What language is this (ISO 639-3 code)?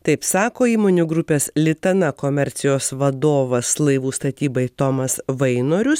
lit